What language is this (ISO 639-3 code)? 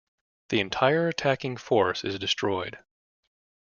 eng